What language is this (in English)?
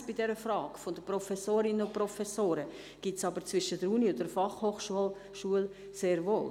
Swiss German